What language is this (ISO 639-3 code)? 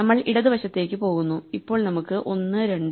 mal